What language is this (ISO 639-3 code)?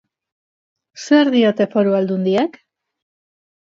eus